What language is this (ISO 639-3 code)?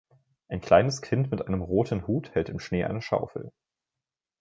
deu